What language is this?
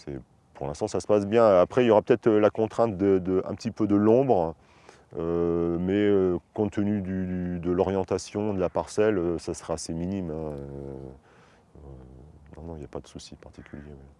French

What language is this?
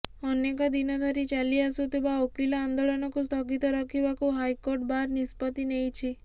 Odia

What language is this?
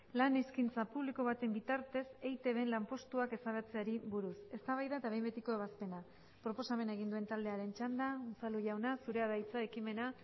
Basque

